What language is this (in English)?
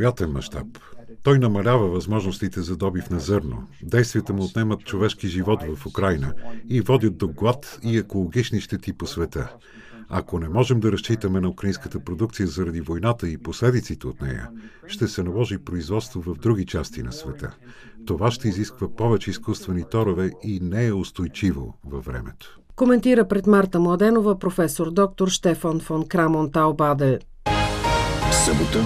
Bulgarian